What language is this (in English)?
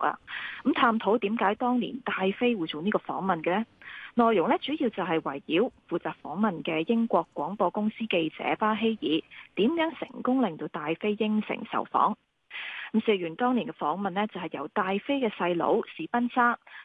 Chinese